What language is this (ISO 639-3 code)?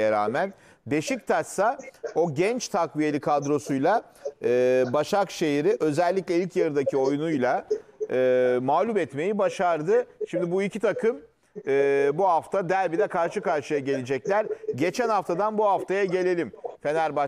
tur